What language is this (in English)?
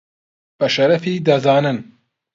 Central Kurdish